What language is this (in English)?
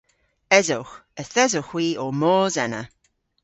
Cornish